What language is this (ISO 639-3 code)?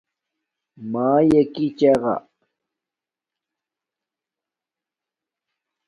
dmk